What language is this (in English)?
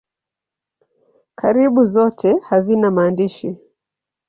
Swahili